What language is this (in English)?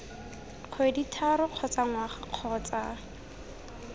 Tswana